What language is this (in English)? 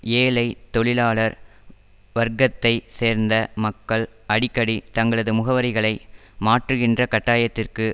Tamil